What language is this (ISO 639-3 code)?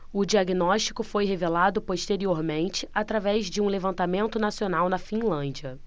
por